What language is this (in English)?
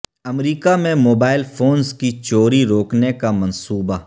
Urdu